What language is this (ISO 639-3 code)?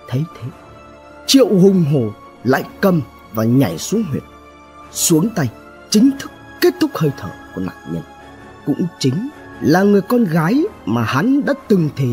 vie